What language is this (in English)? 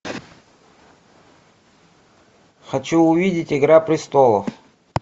Russian